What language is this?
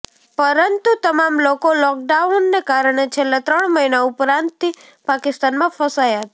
Gujarati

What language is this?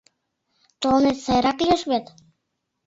Mari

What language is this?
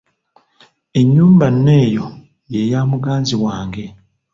Ganda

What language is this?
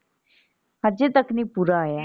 Punjabi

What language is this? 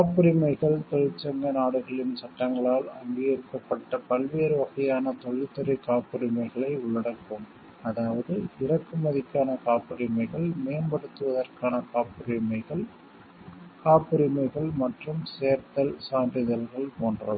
Tamil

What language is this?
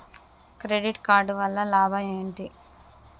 Telugu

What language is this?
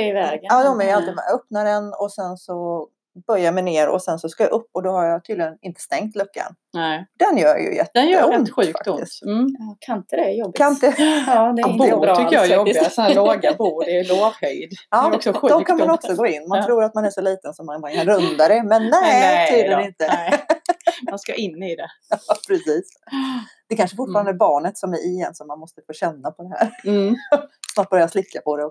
Swedish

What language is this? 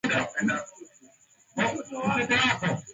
Swahili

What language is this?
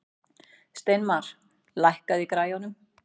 Icelandic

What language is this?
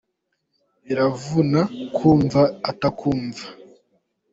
Kinyarwanda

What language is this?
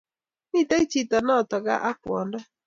Kalenjin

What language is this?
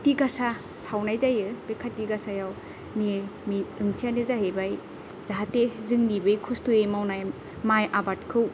Bodo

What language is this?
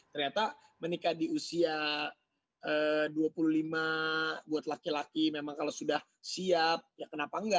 Indonesian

